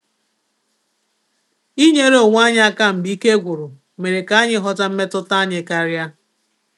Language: Igbo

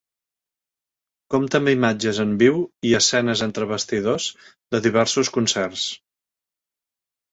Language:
Catalan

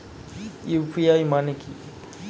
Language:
Bangla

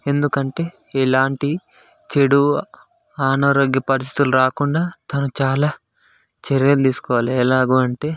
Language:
Telugu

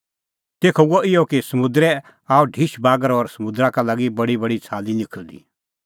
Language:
Kullu Pahari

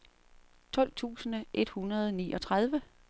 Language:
Danish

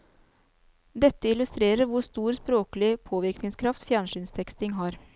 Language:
Norwegian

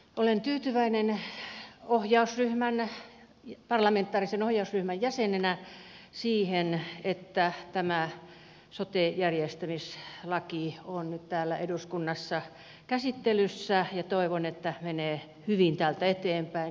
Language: Finnish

